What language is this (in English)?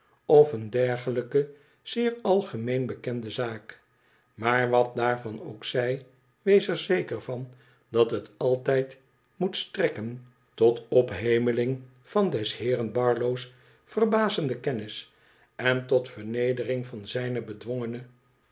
Dutch